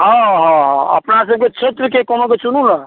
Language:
Maithili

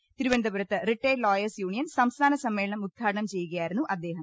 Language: Malayalam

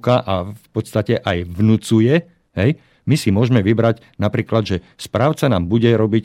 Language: Slovak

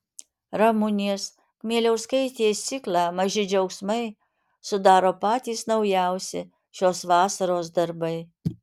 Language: Lithuanian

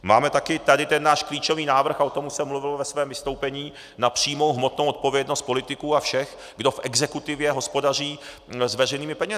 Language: Czech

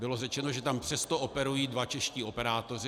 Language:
Czech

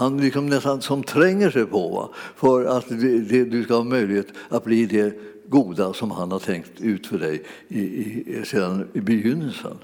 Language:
Swedish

